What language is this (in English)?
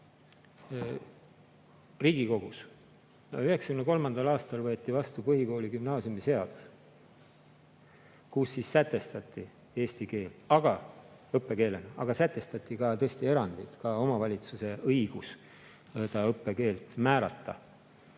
Estonian